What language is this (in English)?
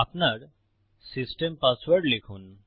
Bangla